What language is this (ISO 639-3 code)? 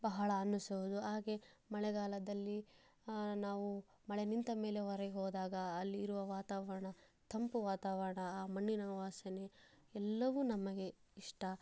kan